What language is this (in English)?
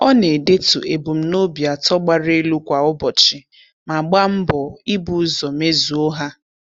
Igbo